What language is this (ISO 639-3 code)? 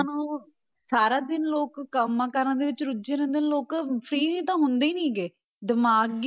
pan